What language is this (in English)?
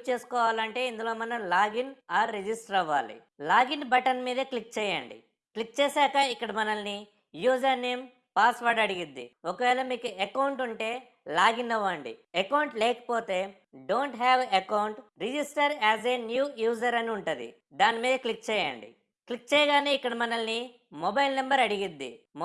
Telugu